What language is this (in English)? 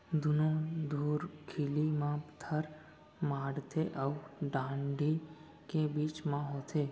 Chhattisgarhi